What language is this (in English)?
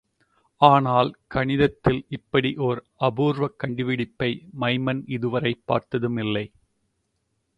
Tamil